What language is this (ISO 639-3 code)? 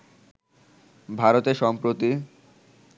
ben